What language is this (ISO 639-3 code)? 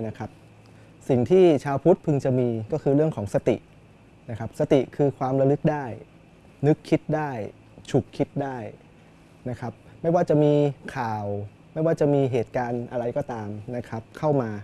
tha